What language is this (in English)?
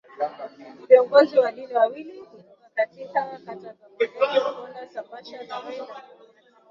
Swahili